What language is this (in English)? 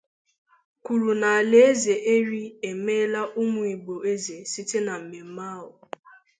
Igbo